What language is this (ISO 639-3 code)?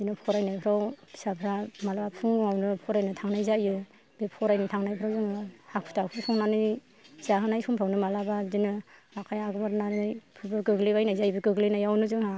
brx